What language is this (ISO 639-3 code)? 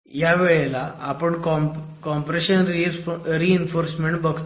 mar